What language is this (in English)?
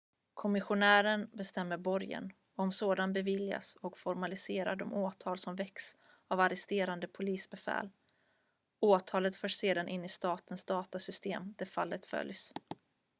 Swedish